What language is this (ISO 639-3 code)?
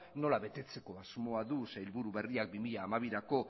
eus